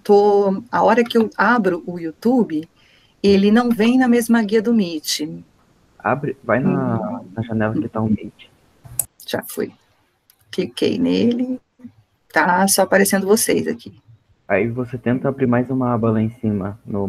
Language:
Portuguese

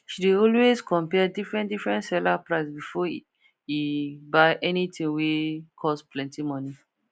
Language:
Nigerian Pidgin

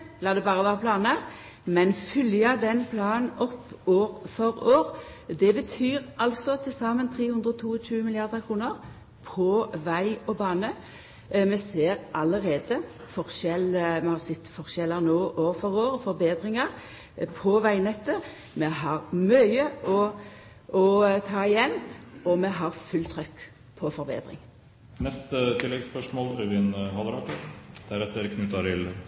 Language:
Norwegian Nynorsk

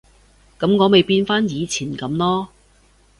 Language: Cantonese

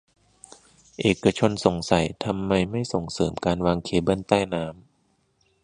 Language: Thai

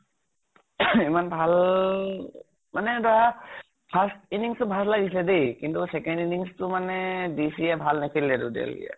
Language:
Assamese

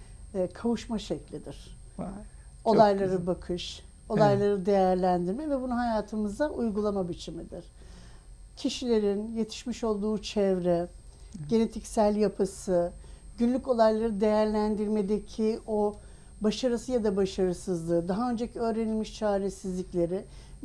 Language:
Turkish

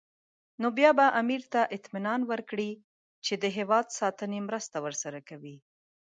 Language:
Pashto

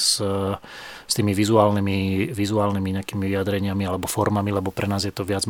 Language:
Slovak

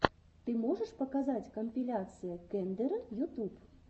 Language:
Russian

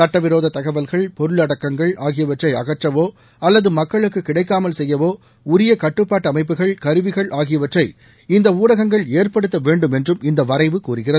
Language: Tamil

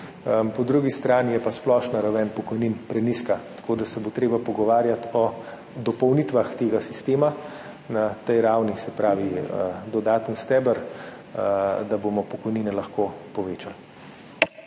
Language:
Slovenian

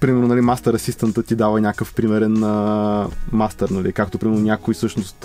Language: Bulgarian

